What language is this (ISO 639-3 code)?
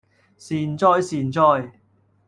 yue